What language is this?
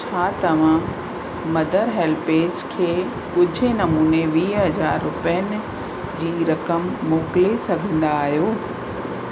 Sindhi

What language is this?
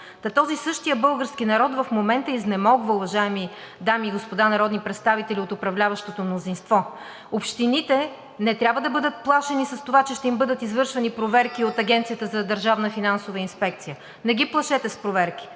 Bulgarian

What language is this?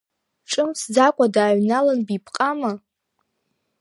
Abkhazian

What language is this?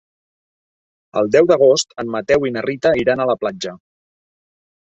Catalan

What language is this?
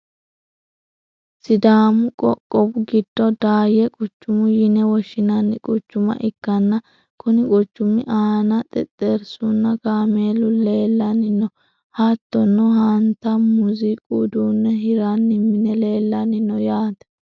Sidamo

